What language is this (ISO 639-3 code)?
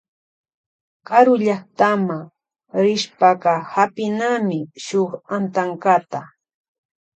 qvj